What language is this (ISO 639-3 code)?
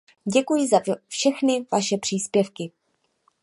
ces